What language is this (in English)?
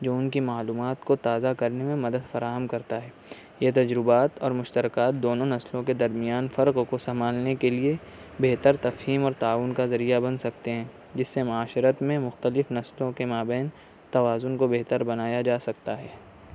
Urdu